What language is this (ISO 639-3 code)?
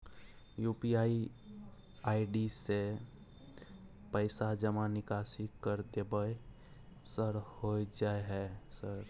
mai